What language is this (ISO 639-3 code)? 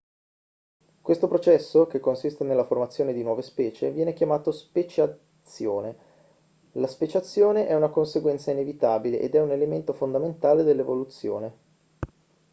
ita